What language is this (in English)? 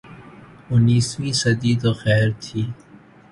Urdu